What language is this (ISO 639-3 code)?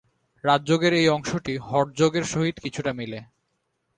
ben